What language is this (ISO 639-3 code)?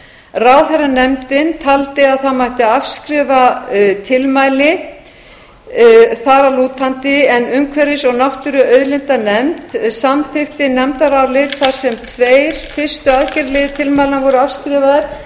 isl